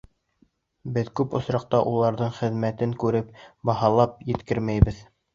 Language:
Bashkir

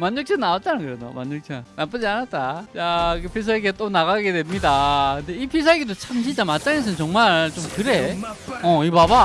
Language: Korean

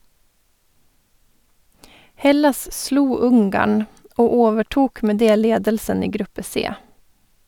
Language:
Norwegian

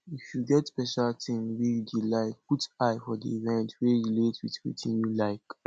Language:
Nigerian Pidgin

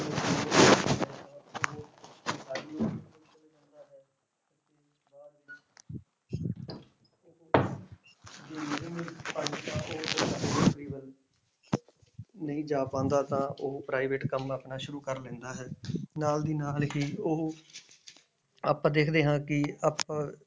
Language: Punjabi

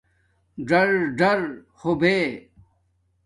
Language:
Domaaki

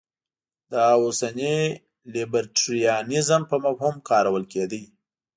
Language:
Pashto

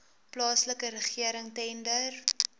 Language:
Afrikaans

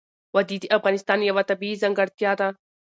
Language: Pashto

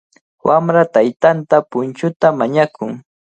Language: Cajatambo North Lima Quechua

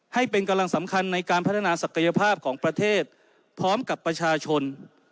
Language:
Thai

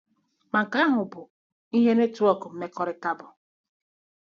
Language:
Igbo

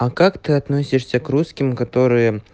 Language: Russian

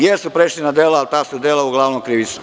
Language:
Serbian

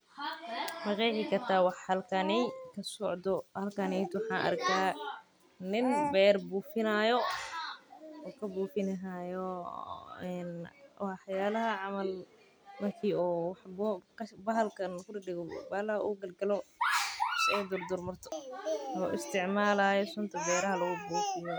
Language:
Somali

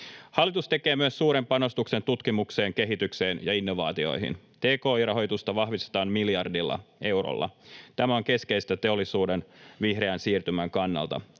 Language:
Finnish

